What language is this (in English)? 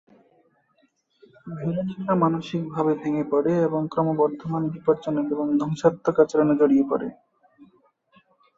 Bangla